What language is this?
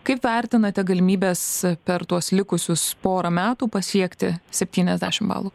Lithuanian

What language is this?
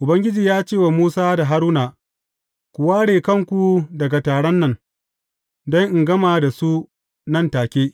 Hausa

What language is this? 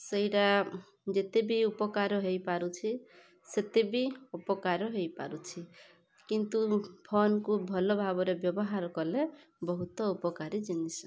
Odia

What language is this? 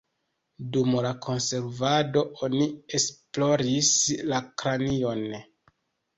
Esperanto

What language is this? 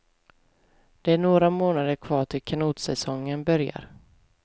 Swedish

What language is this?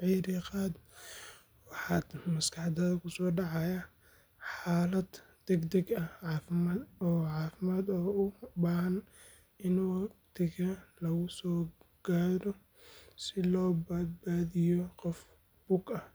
Somali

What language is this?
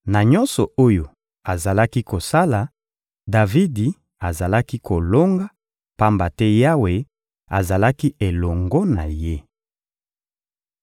Lingala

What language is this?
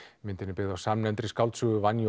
Icelandic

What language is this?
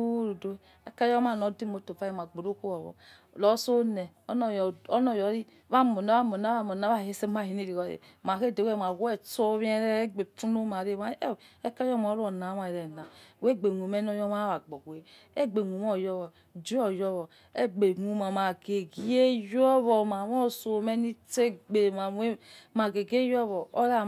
Yekhee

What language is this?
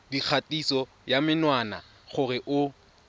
Tswana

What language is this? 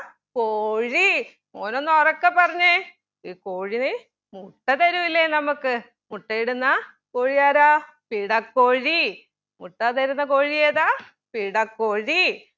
Malayalam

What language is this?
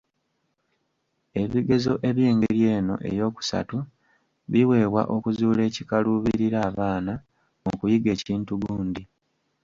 Ganda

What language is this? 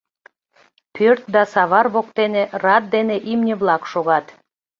Mari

